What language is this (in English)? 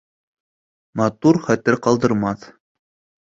Bashkir